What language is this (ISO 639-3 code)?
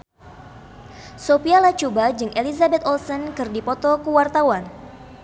sun